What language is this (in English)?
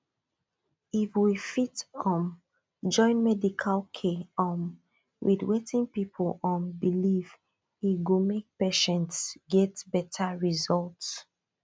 Nigerian Pidgin